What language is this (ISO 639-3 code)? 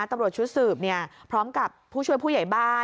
tha